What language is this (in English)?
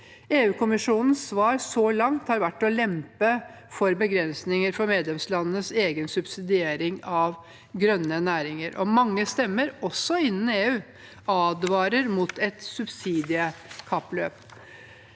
Norwegian